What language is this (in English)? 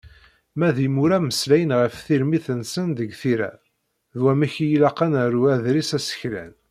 Kabyle